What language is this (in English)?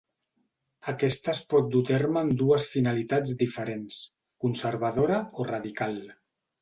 Catalan